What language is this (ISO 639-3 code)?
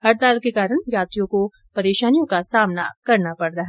hin